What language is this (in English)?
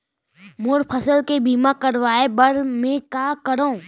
Chhattisgarhi